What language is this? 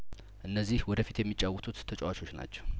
Amharic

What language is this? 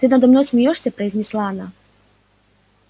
Russian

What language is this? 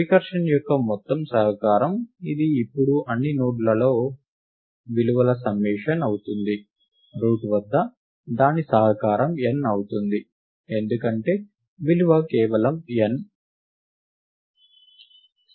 Telugu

